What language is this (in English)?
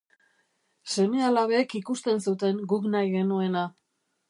Basque